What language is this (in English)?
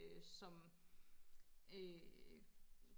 Danish